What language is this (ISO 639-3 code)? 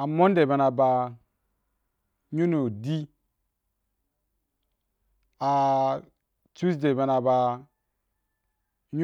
juk